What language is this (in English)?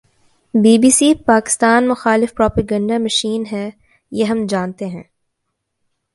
Urdu